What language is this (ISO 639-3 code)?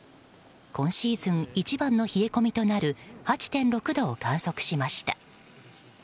jpn